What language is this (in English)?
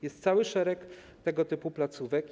Polish